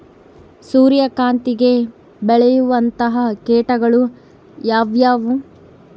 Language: Kannada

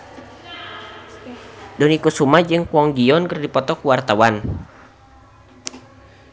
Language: Sundanese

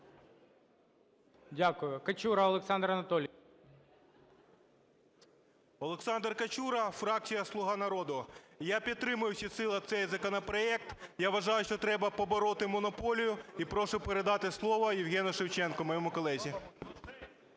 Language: Ukrainian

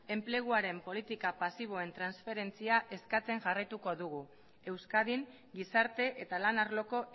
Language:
Basque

